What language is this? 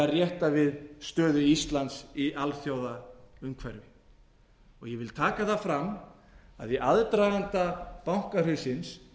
Icelandic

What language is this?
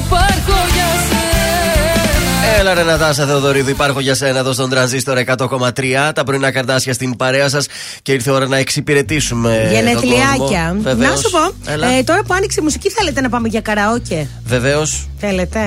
Greek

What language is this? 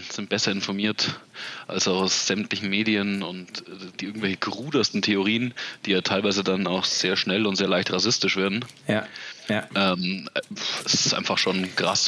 German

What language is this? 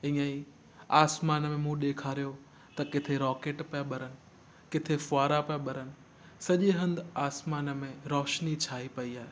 Sindhi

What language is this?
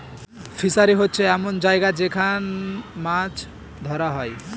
Bangla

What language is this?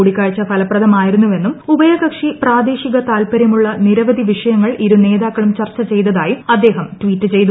Malayalam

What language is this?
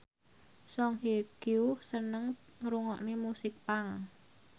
Javanese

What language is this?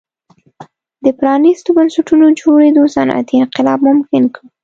Pashto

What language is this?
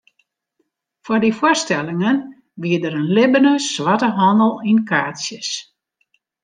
Western Frisian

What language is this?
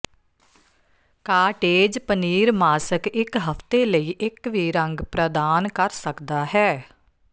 Punjabi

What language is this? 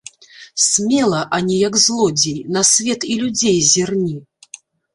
Belarusian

